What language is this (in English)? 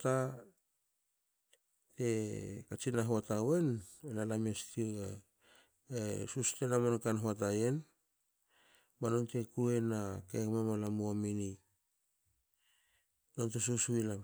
Hakö